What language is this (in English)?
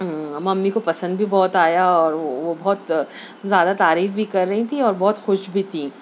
Urdu